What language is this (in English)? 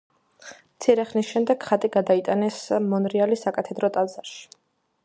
Georgian